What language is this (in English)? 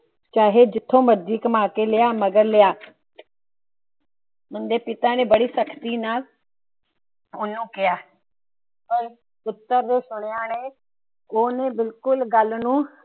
Punjabi